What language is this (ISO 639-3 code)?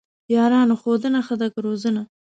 pus